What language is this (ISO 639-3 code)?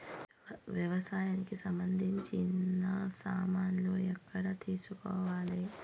tel